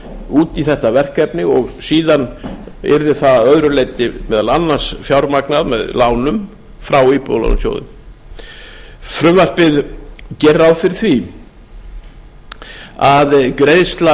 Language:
Icelandic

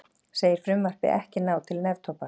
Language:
Icelandic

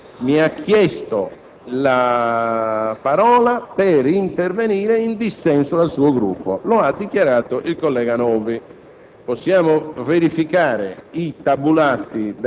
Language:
Italian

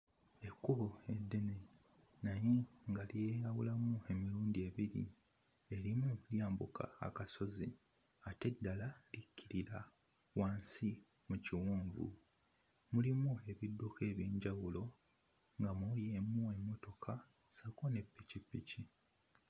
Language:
Ganda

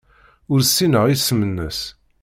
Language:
Kabyle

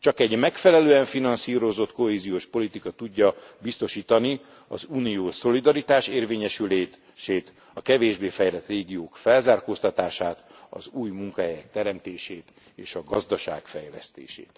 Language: Hungarian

